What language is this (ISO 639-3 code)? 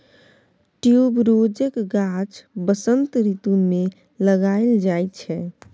mai